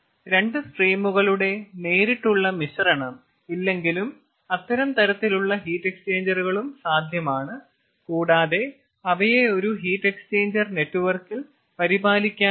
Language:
Malayalam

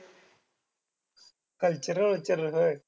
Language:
Marathi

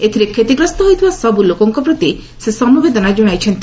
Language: Odia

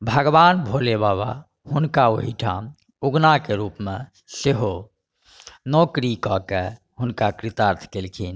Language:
Maithili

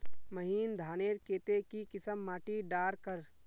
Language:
Magahi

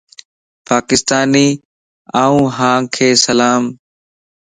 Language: Lasi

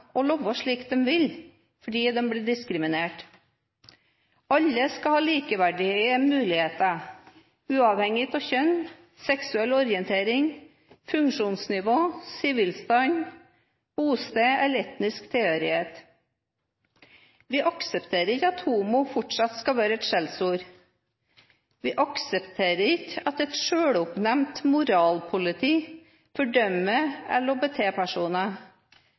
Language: Norwegian Bokmål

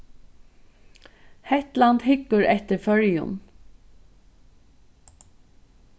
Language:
Faroese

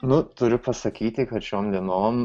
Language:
Lithuanian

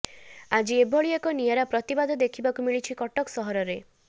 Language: Odia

